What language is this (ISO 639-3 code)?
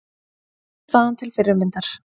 isl